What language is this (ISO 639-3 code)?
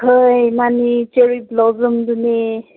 mni